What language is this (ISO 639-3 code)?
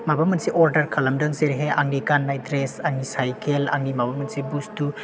brx